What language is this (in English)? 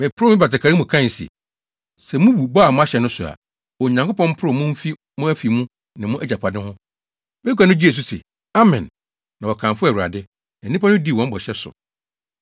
Akan